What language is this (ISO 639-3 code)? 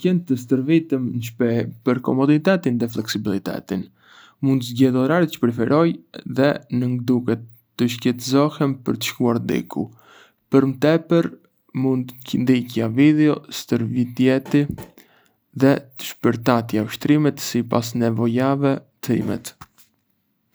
aae